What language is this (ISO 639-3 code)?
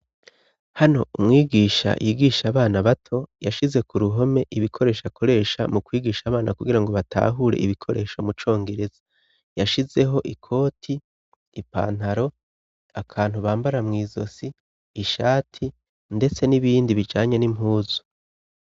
run